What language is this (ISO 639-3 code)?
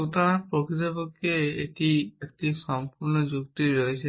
ben